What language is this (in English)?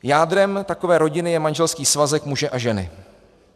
Czech